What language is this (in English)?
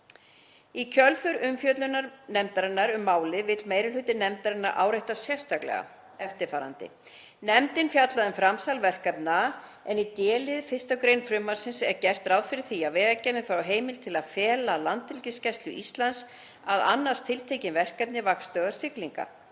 Icelandic